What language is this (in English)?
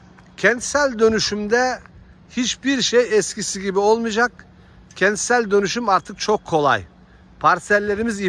Turkish